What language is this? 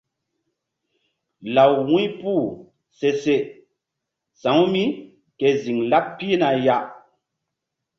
Mbum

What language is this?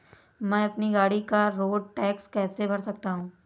Hindi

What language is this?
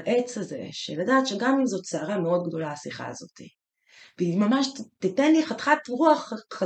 Hebrew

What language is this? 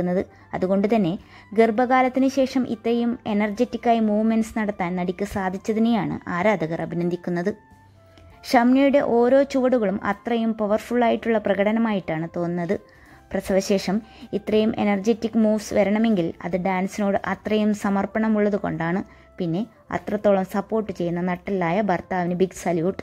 Malayalam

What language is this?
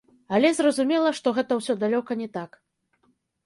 Belarusian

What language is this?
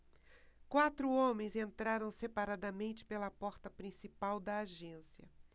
Portuguese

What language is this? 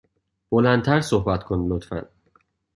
Persian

